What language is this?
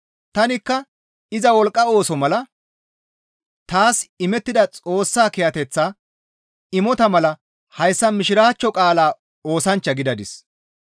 Gamo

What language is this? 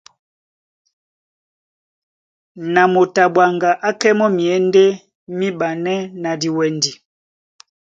Duala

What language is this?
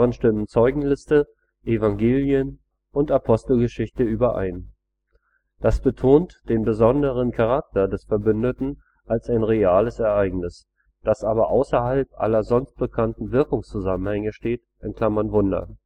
German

